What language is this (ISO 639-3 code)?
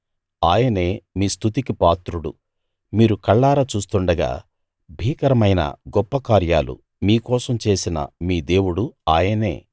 tel